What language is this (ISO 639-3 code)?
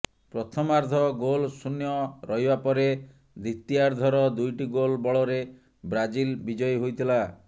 ori